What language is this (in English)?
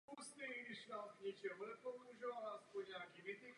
Czech